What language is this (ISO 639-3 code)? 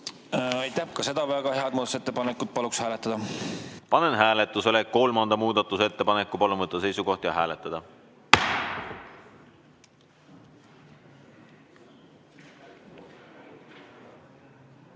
est